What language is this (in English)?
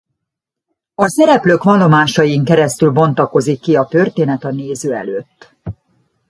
Hungarian